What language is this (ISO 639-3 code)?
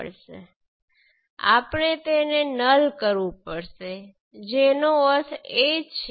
guj